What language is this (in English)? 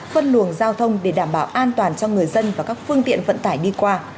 Vietnamese